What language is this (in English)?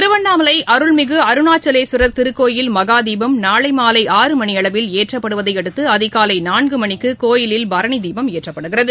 Tamil